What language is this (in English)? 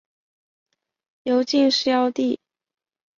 Chinese